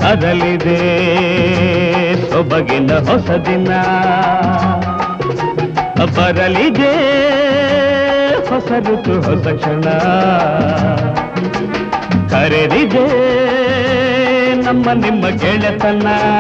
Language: Kannada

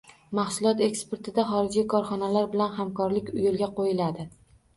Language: Uzbek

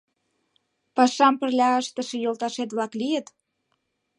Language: Mari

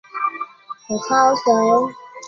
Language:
Chinese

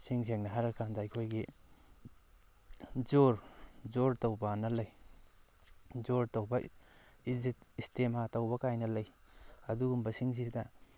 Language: Manipuri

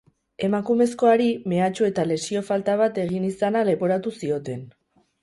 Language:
Basque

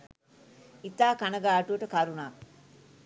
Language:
Sinhala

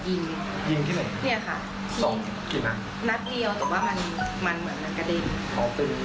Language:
Thai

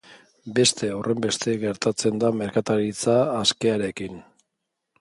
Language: Basque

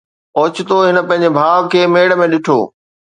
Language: Sindhi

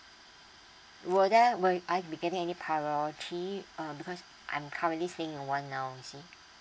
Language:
English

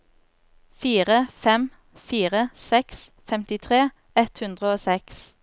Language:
Norwegian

